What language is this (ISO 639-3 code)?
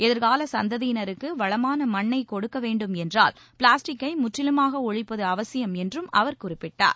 tam